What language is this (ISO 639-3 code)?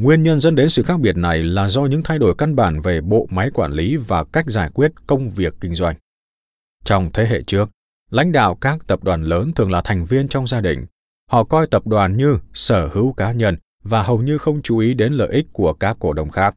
vie